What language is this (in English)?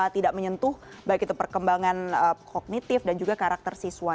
Indonesian